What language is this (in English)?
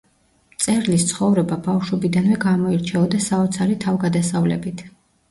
Georgian